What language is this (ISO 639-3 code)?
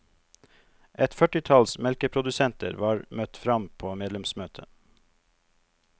nor